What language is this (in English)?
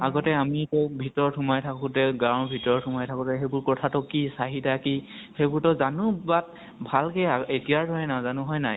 Assamese